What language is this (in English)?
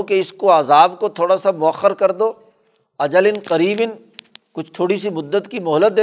Urdu